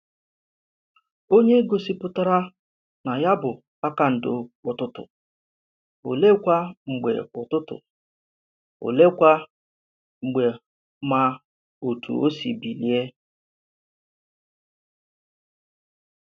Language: Igbo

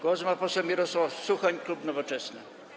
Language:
Polish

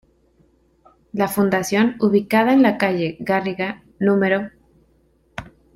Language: Spanish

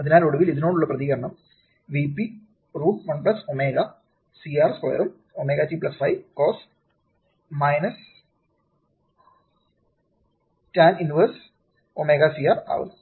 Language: Malayalam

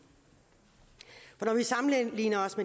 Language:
Danish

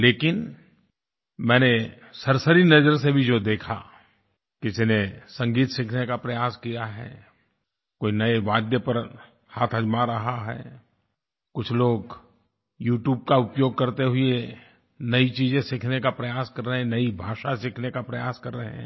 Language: Hindi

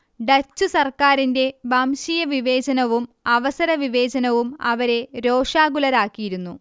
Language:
Malayalam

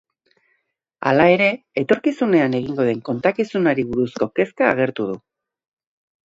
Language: Basque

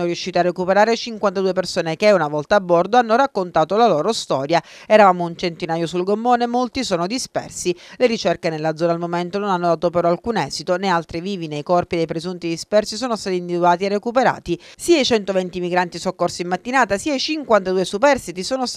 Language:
Italian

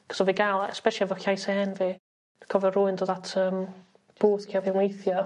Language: Welsh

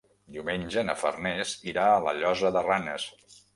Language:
Catalan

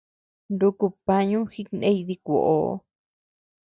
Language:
Tepeuxila Cuicatec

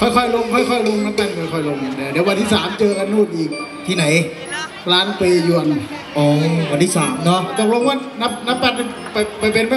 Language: Thai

